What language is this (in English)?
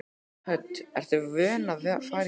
Icelandic